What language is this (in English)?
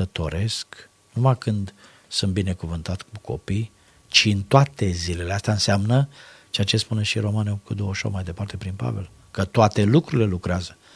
Romanian